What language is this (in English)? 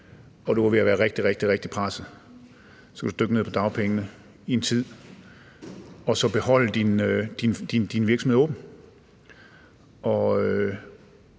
Danish